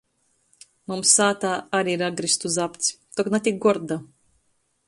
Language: Latgalian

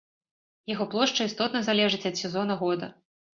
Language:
Belarusian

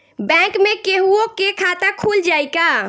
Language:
Bhojpuri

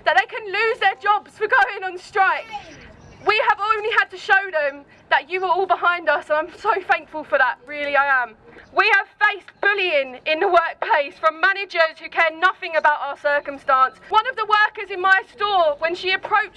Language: English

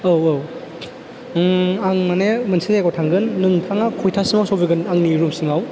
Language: Bodo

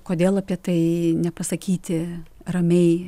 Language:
Lithuanian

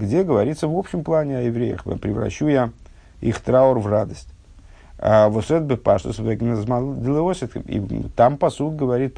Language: Russian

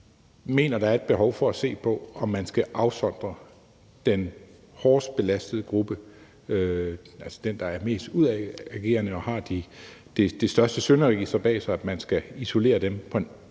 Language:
Danish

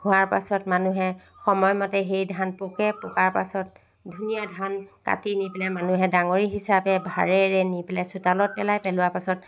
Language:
Assamese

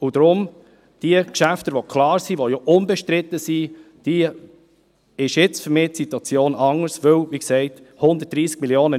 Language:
Swiss German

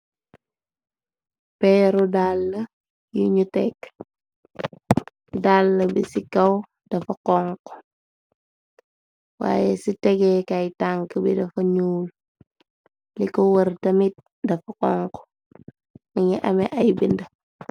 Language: Wolof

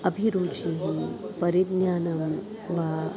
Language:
Sanskrit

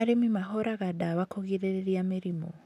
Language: Kikuyu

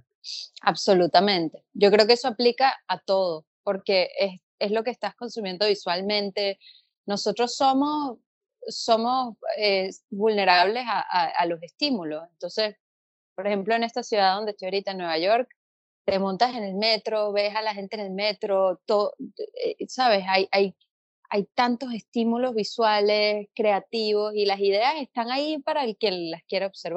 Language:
Spanish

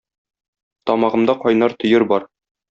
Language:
Tatar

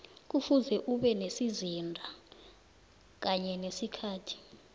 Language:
South Ndebele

